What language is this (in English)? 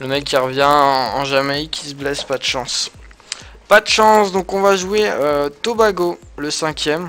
French